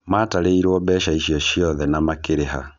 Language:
Kikuyu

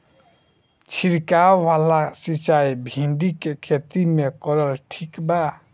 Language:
Bhojpuri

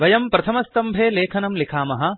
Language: Sanskrit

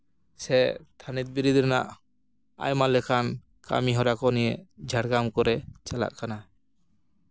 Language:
Santali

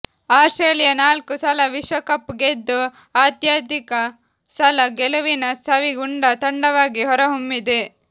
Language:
Kannada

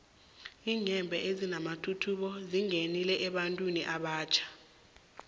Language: South Ndebele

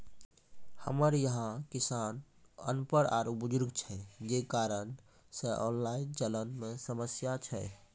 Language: Maithili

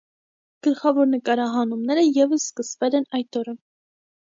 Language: Armenian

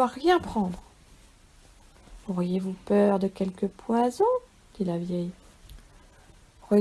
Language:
French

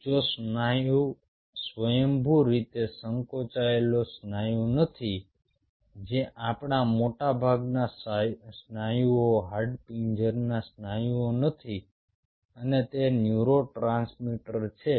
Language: Gujarati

